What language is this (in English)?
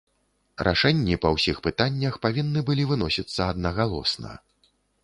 Belarusian